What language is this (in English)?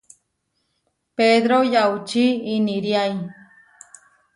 Huarijio